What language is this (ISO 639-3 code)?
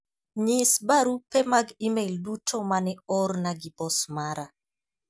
luo